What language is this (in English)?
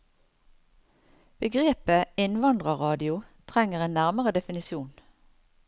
Norwegian